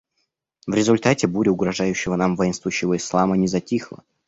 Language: Russian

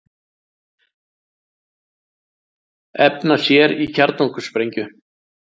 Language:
Icelandic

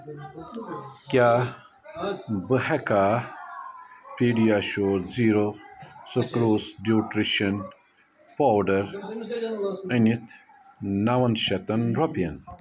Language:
Kashmiri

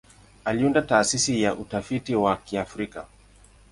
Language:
Swahili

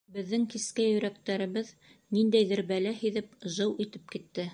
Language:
Bashkir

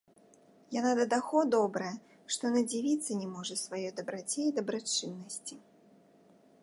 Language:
Belarusian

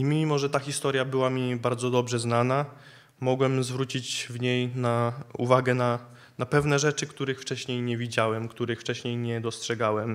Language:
Polish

